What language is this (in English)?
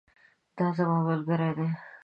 Pashto